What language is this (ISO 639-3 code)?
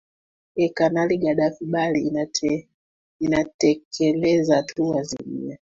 swa